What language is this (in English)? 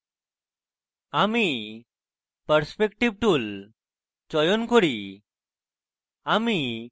Bangla